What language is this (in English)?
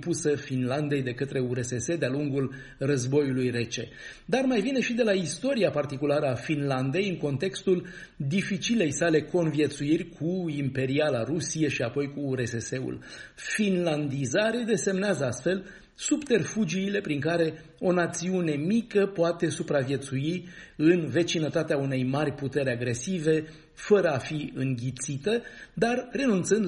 Romanian